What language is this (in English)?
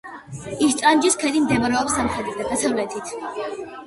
Georgian